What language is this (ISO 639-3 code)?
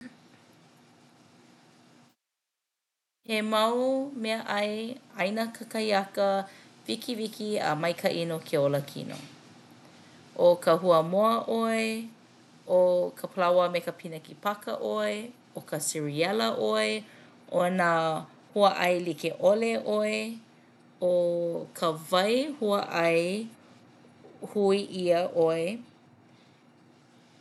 haw